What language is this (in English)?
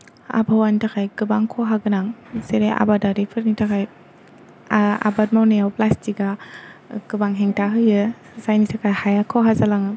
Bodo